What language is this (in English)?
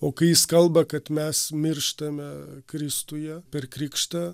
Lithuanian